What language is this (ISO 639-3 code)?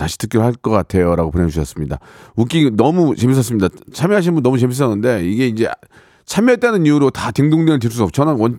kor